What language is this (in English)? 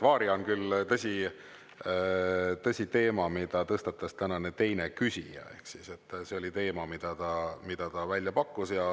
Estonian